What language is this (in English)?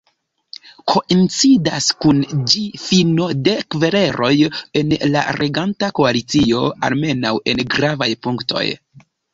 Esperanto